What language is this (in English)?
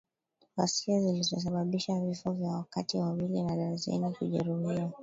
Swahili